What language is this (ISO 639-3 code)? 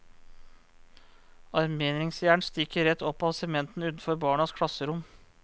nor